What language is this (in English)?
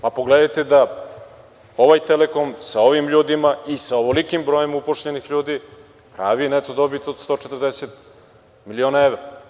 Serbian